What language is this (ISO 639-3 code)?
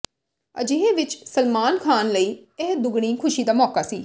pan